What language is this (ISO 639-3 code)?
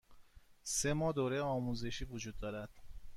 fas